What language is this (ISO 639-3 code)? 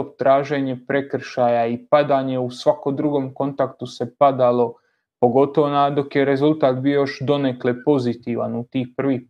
hrv